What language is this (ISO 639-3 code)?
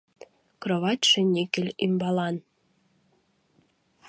chm